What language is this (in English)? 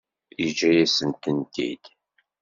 Kabyle